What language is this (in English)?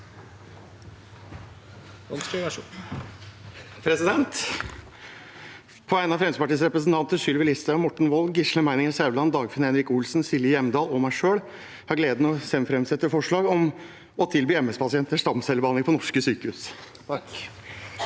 Norwegian